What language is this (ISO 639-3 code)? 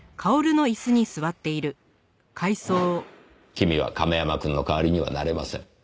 jpn